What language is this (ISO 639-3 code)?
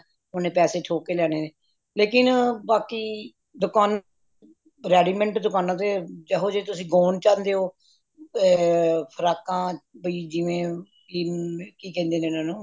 pan